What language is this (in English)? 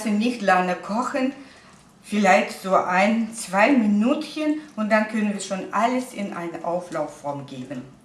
German